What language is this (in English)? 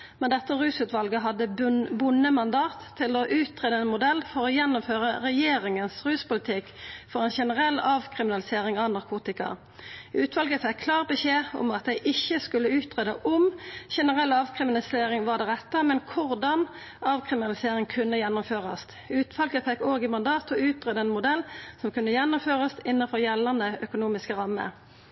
Norwegian Nynorsk